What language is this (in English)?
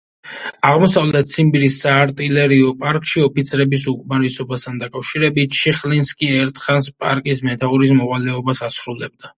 Georgian